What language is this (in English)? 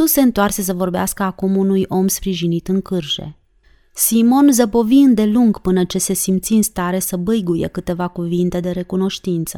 Romanian